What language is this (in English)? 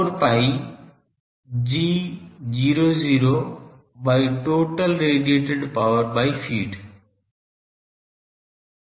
Hindi